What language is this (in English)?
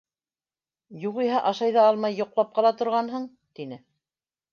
Bashkir